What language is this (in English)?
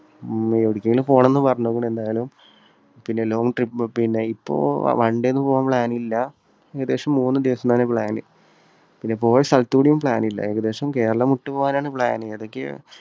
Malayalam